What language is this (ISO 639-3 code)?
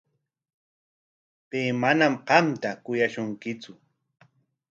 qwa